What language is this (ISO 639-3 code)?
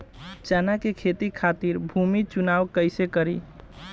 bho